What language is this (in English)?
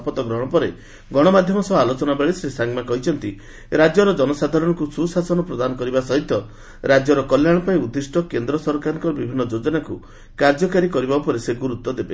Odia